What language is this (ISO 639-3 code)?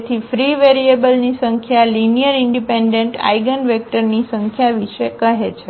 guj